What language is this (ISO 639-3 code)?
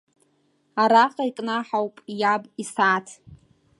abk